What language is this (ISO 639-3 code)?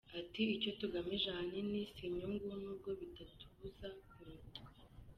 kin